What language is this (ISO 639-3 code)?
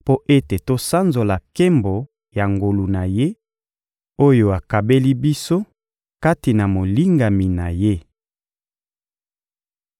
lin